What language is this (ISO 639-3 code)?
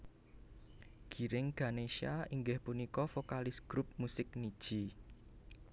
jav